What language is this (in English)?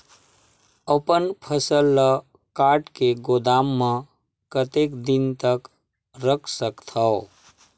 Chhattisgarhi